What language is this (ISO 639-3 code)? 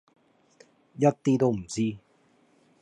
yue